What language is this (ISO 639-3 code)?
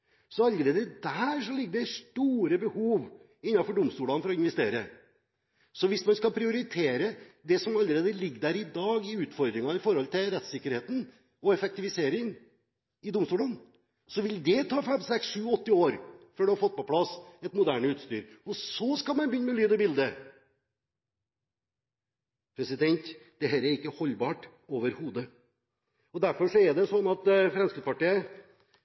nob